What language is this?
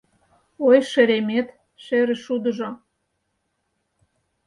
Mari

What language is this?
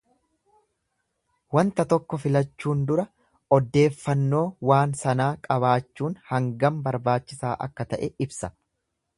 Oromo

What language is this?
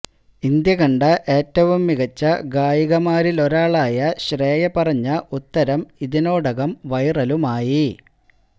Malayalam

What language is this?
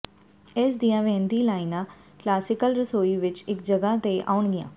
Punjabi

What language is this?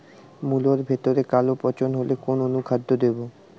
Bangla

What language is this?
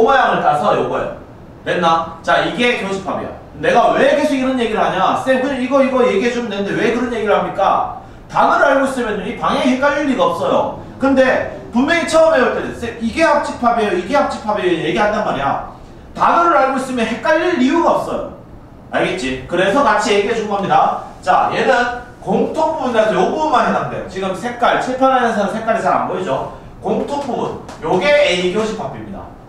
Korean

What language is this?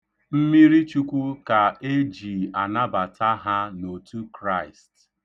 Igbo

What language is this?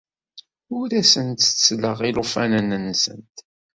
Kabyle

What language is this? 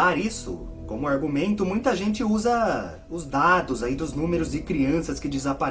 Portuguese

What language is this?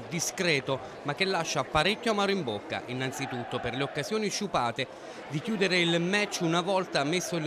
Italian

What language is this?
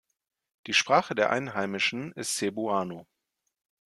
German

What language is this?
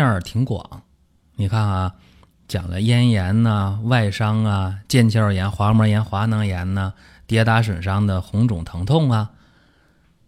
Chinese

